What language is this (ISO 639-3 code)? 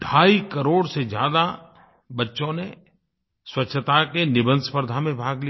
hin